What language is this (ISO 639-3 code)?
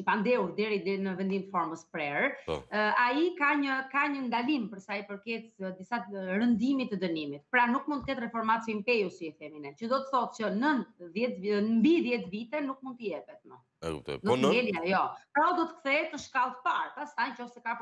ron